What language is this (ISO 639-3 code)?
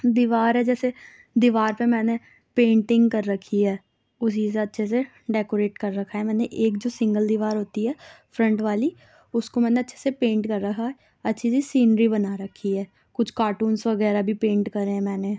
urd